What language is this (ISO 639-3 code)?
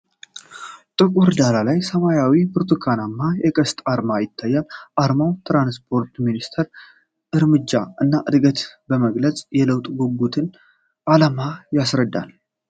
amh